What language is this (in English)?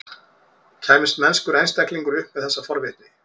Icelandic